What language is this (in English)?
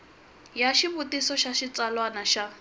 Tsonga